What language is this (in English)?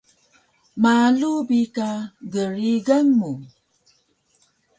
Taroko